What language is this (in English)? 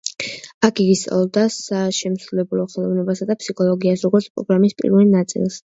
Georgian